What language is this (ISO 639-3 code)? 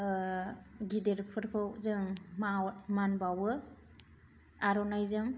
brx